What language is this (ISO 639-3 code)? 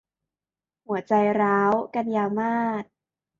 tha